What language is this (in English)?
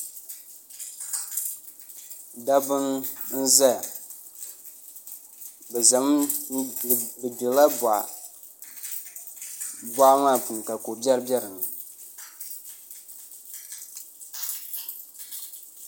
Dagbani